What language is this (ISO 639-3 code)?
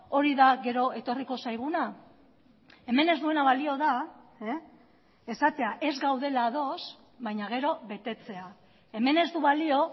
eus